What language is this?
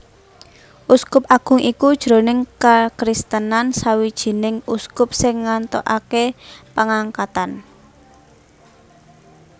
Javanese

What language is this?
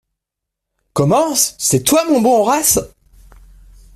French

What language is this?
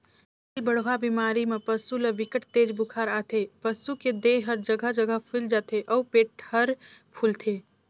Chhattisgarhi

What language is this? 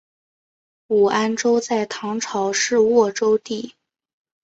Chinese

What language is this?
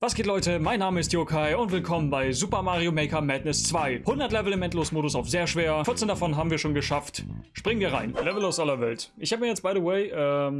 German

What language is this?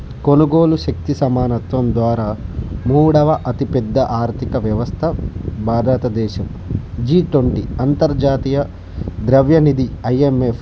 Telugu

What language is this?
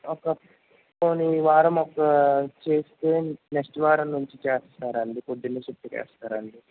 Telugu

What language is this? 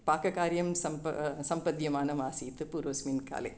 Sanskrit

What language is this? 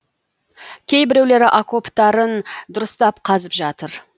Kazakh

